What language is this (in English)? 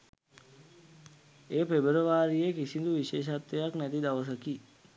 Sinhala